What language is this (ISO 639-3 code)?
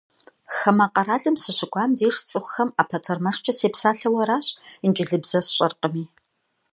kbd